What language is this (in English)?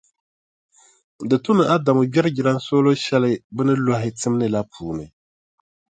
Dagbani